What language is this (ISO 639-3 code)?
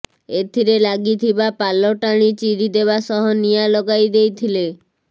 ori